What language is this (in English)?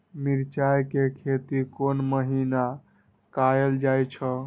Maithili